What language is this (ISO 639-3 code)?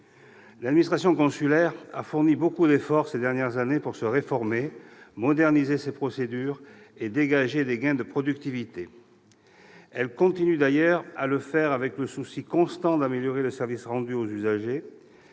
fra